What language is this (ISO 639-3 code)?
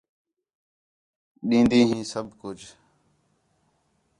xhe